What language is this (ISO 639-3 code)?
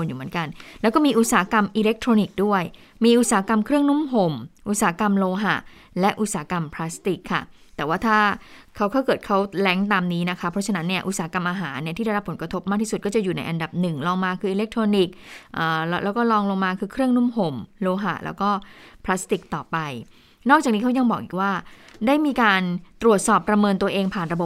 tha